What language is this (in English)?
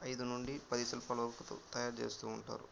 Telugu